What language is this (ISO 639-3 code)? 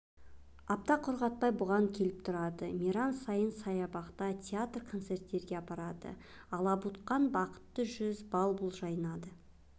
kaz